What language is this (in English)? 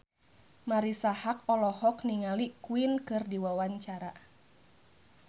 Sundanese